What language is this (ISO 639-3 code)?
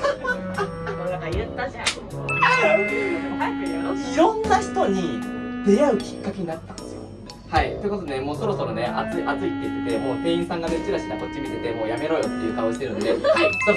jpn